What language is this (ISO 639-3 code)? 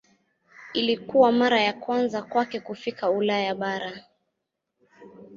swa